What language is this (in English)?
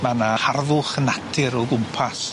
Welsh